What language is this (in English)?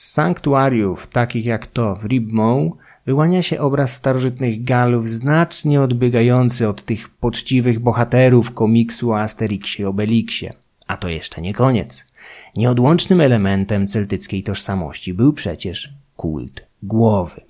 Polish